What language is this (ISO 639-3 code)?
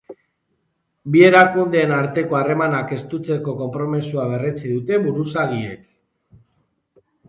eus